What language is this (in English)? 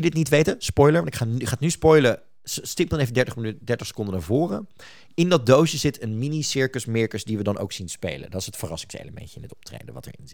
Dutch